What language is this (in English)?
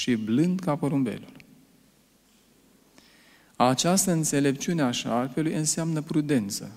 Romanian